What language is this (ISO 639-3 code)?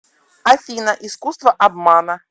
rus